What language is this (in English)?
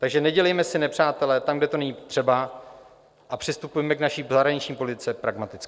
Czech